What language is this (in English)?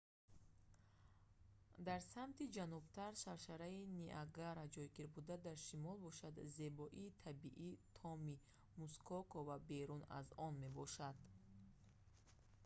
Tajik